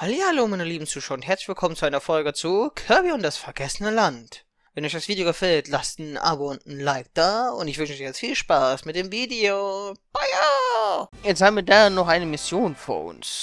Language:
German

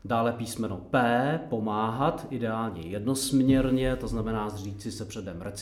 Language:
Czech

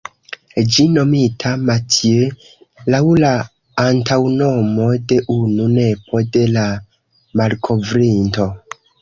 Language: Esperanto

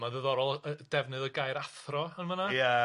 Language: Welsh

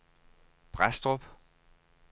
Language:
Danish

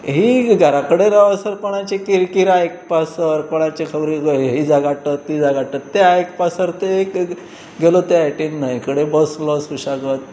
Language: Konkani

